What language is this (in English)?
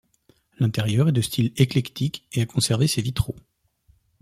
French